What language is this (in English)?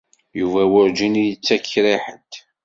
Kabyle